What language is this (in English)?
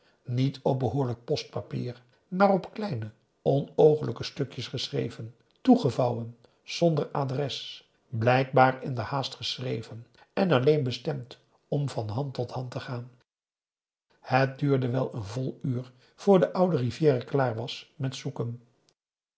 Dutch